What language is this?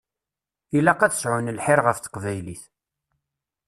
Kabyle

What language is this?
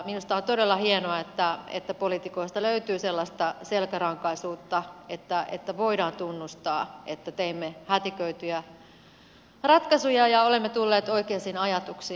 Finnish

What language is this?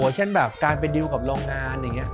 Thai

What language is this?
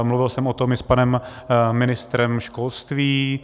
Czech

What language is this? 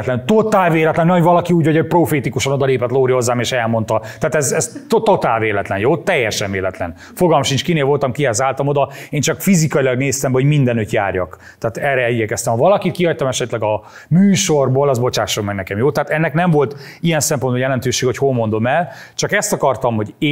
Hungarian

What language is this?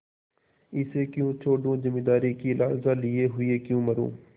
Hindi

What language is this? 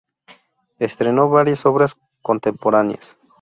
Spanish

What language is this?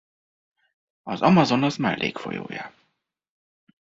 Hungarian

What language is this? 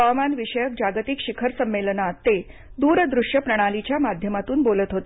Marathi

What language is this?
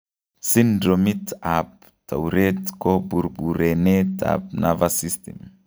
Kalenjin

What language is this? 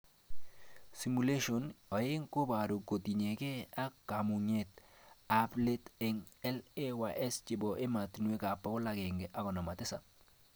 Kalenjin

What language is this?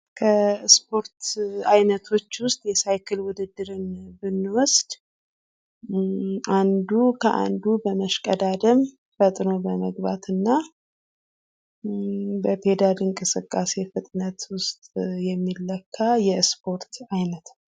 Amharic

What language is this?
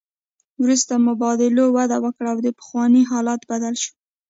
Pashto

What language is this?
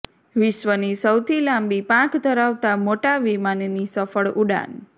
Gujarati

